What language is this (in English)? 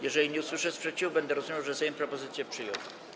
Polish